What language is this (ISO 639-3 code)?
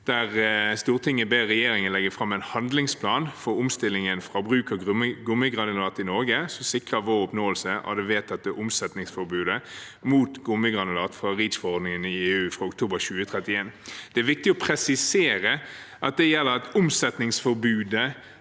nor